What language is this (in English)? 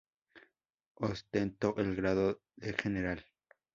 Spanish